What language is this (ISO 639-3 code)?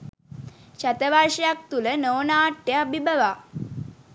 sin